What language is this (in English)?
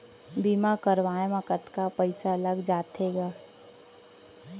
Chhattisgarhi